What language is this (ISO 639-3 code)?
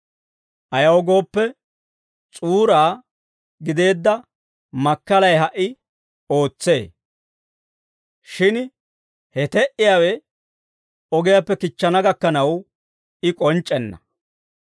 dwr